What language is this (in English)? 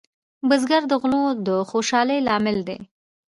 Pashto